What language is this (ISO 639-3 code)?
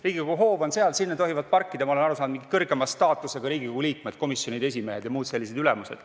est